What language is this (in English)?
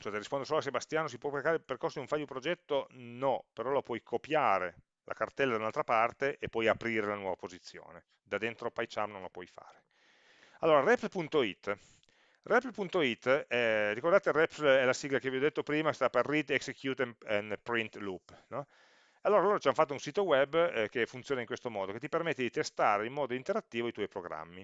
Italian